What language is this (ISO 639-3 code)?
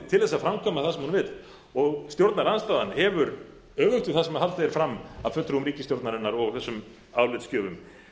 isl